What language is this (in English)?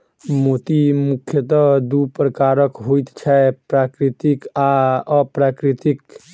Maithili